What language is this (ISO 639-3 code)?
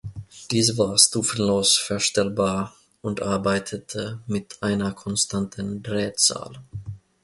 deu